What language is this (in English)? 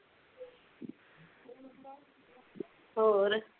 Punjabi